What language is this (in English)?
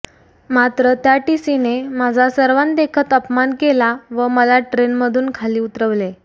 Marathi